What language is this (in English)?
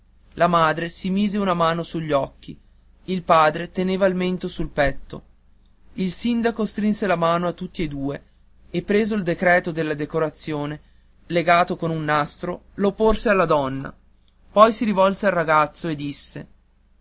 Italian